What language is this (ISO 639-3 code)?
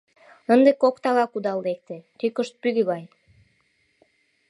chm